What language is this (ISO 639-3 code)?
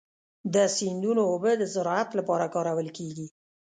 pus